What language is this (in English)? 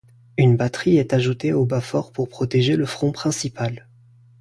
French